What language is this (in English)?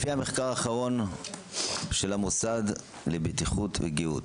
Hebrew